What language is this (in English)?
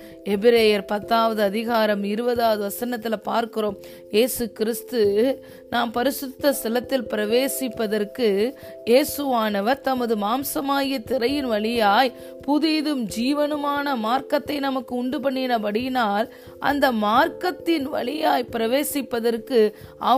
Tamil